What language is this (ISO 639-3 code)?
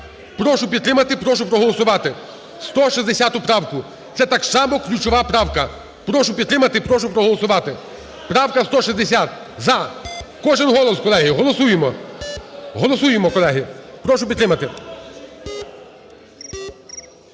ukr